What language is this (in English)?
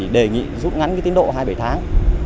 Vietnamese